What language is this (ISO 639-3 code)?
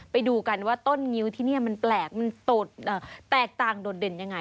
tha